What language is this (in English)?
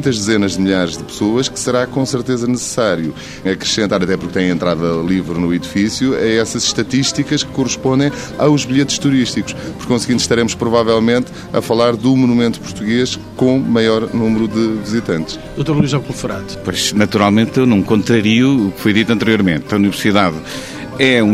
Portuguese